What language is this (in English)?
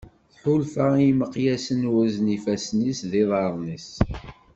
Kabyle